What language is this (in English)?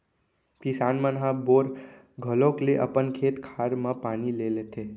Chhattisgarhi